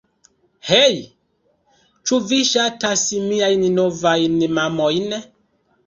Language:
Esperanto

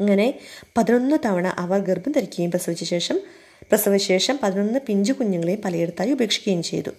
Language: Malayalam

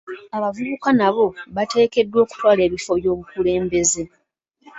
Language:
Ganda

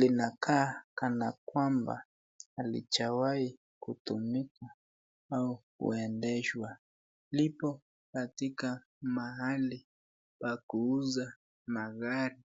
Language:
Swahili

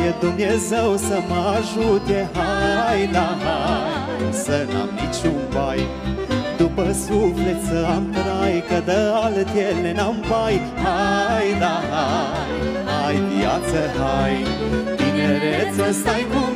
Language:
Romanian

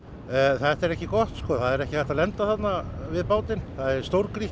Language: Icelandic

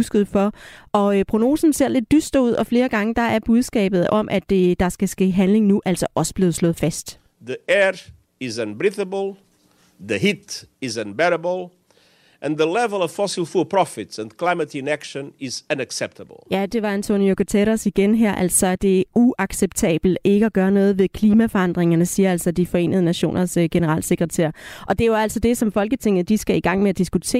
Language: Danish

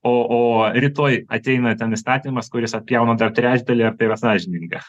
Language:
Lithuanian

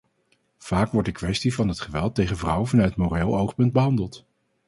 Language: Dutch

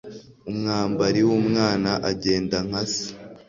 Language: Kinyarwanda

